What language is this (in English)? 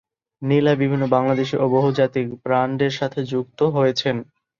Bangla